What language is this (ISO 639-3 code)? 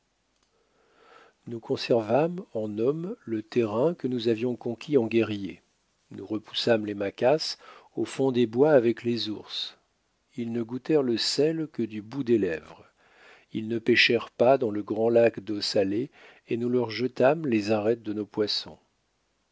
fra